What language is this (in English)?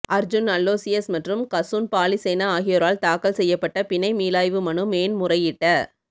Tamil